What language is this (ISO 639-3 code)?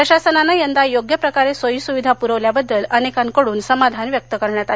mar